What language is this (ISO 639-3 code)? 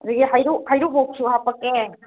mni